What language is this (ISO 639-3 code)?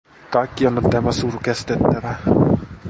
fin